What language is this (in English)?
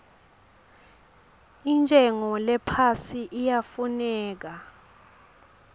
Swati